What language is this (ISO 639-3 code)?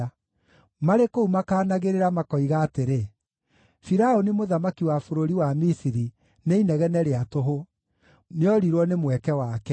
kik